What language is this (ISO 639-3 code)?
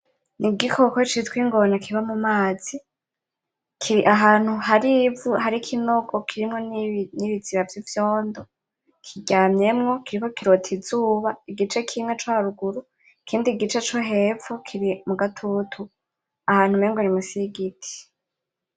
run